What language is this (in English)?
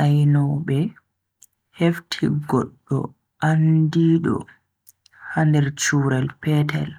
Bagirmi Fulfulde